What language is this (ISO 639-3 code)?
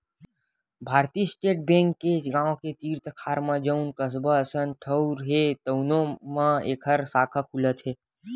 hne